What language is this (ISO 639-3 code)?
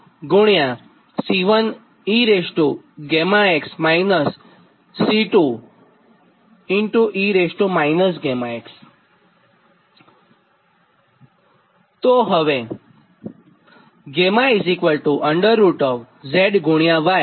guj